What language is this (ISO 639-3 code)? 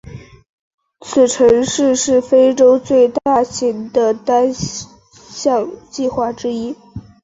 zho